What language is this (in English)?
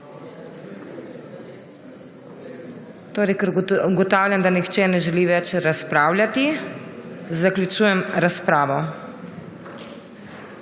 Slovenian